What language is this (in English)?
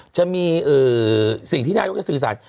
Thai